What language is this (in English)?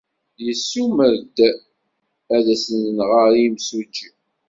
Kabyle